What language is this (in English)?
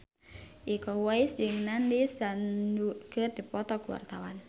Sundanese